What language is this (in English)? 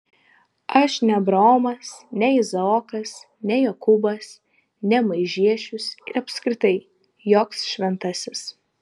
Lithuanian